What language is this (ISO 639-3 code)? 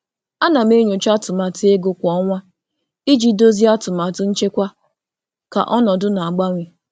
ibo